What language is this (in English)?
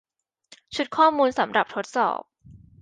Thai